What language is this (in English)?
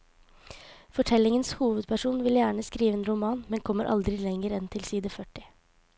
Norwegian